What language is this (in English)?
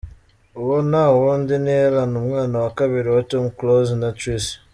Kinyarwanda